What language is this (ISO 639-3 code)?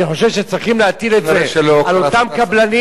heb